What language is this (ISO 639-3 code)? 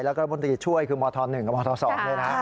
tha